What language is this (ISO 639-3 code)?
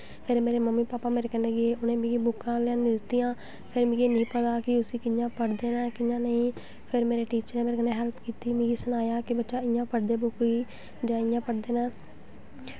doi